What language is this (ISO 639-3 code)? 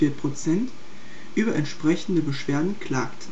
deu